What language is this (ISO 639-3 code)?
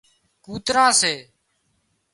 kxp